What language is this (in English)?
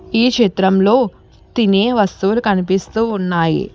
Telugu